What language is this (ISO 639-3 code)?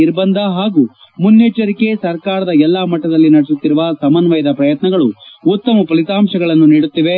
kan